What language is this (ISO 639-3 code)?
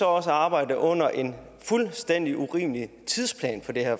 dan